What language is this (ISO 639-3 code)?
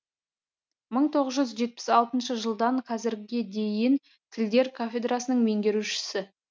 kaz